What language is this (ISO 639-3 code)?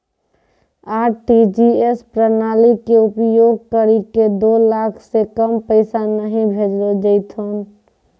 mai